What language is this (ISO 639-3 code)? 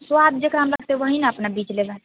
mai